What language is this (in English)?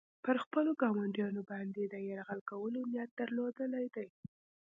Pashto